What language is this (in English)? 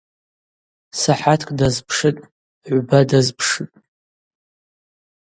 Abaza